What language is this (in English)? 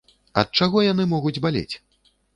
Belarusian